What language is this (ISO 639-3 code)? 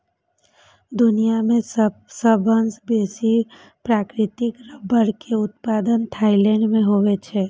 mai